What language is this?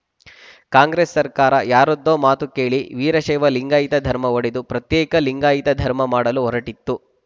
Kannada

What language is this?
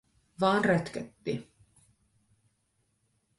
Finnish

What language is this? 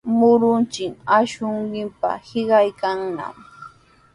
Sihuas Ancash Quechua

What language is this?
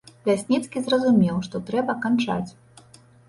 Belarusian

